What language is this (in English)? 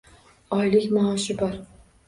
Uzbek